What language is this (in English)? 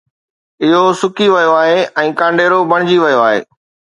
Sindhi